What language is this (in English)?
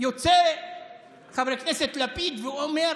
Hebrew